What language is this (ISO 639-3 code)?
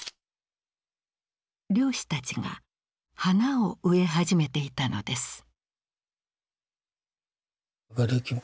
jpn